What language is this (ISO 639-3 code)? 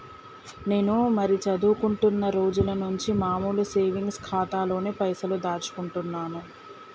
tel